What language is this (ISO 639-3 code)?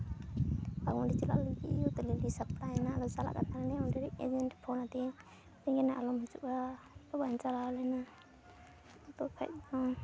sat